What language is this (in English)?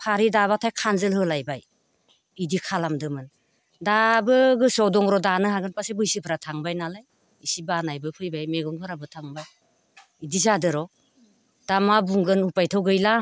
Bodo